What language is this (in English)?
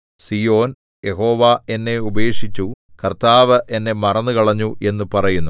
Malayalam